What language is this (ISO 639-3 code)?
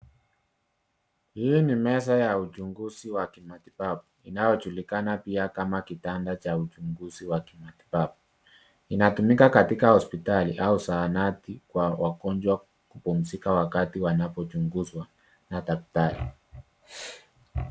swa